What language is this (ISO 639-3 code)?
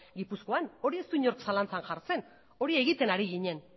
eus